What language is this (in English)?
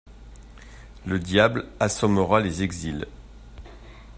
French